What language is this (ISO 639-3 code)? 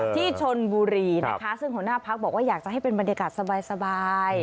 tha